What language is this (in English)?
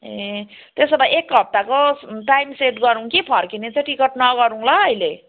Nepali